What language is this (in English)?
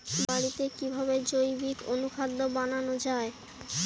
Bangla